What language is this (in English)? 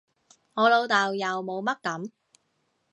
Cantonese